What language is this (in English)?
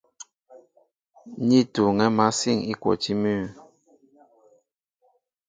Mbo (Cameroon)